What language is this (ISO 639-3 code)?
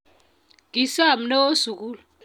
kln